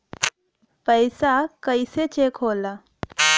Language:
Bhojpuri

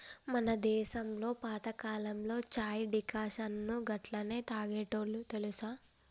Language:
Telugu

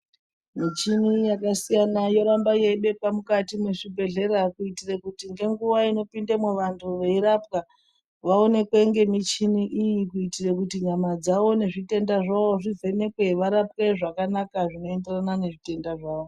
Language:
Ndau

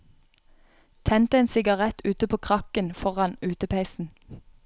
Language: Norwegian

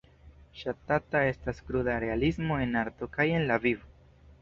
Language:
Esperanto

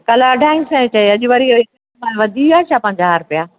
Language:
Sindhi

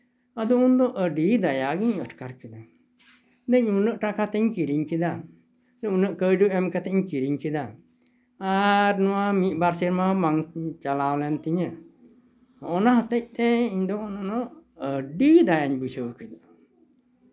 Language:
Santali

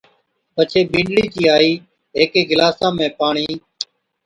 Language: Od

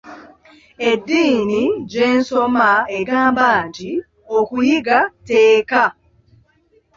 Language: Ganda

